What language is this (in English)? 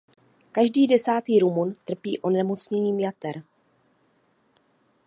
Czech